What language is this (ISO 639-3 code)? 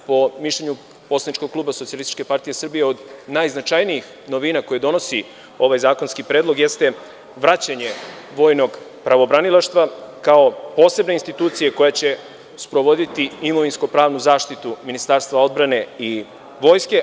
srp